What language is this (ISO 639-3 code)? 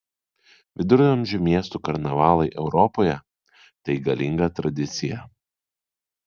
lit